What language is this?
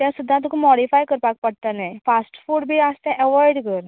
Konkani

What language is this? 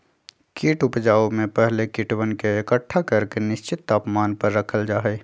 Magahi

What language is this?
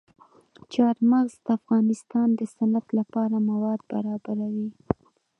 Pashto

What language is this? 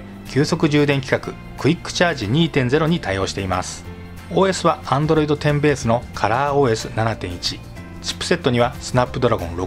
Japanese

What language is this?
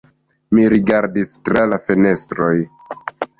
Esperanto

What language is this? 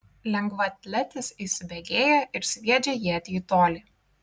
Lithuanian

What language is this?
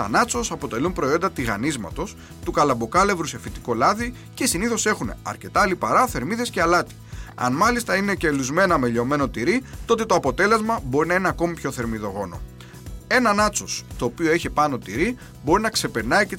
Greek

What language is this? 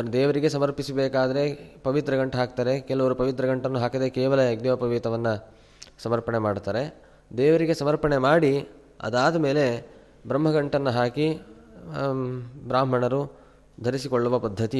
Kannada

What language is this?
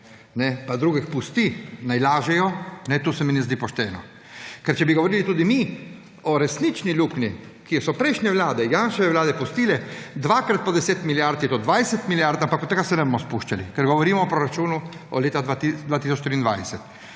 Slovenian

